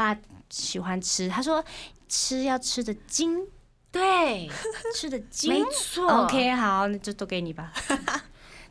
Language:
Chinese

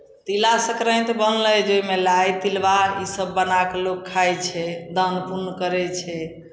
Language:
Maithili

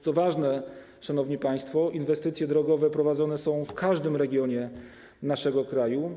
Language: Polish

